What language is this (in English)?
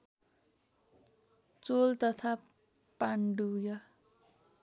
Nepali